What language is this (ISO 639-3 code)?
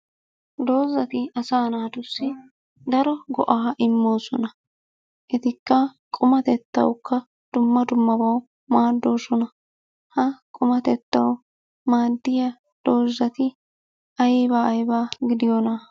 wal